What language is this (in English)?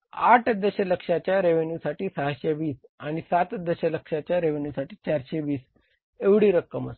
Marathi